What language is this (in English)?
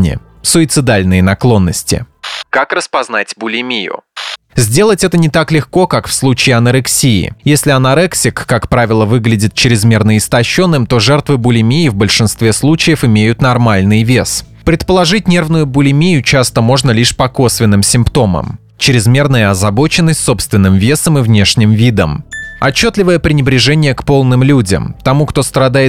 Russian